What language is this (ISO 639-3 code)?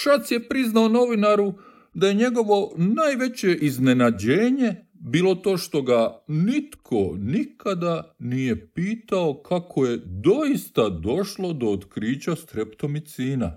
hrv